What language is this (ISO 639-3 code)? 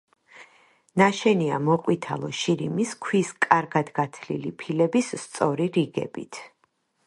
kat